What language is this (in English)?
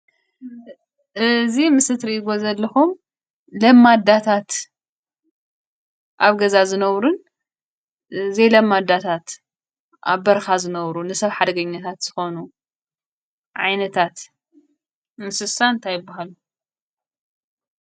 Tigrinya